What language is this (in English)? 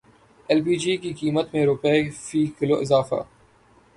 Urdu